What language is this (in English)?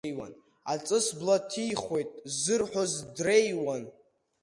Abkhazian